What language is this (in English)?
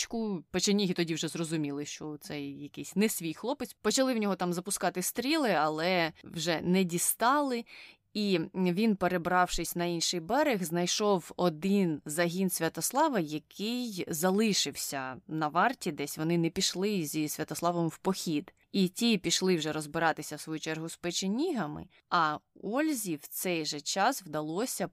Ukrainian